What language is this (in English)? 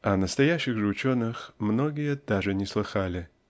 Russian